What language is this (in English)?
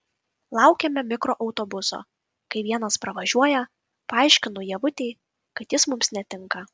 Lithuanian